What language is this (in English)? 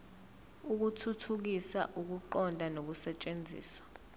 Zulu